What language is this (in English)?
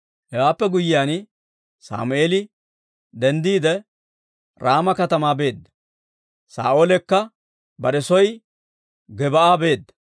Dawro